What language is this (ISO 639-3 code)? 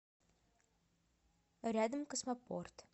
rus